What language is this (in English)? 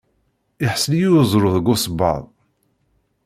Kabyle